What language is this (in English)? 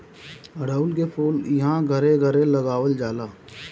Bhojpuri